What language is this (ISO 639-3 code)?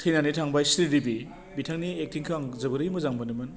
brx